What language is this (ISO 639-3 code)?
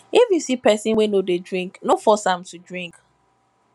pcm